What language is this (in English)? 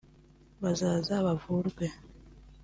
Kinyarwanda